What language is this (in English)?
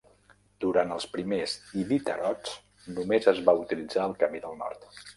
Catalan